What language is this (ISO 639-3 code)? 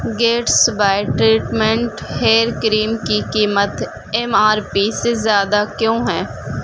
urd